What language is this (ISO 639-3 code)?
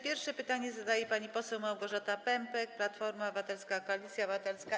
pol